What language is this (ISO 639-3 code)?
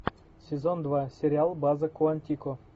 rus